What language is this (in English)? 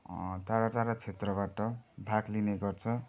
Nepali